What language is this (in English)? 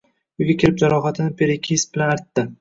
Uzbek